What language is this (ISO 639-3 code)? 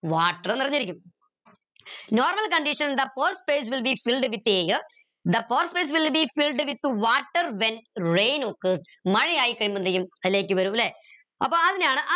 mal